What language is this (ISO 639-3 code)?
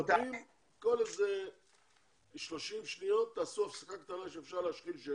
heb